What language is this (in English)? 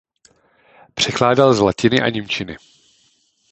Czech